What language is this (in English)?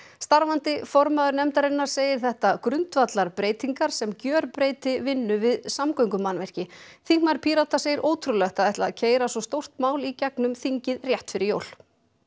Icelandic